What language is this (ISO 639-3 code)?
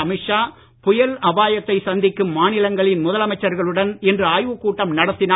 tam